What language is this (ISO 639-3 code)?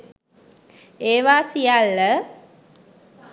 sin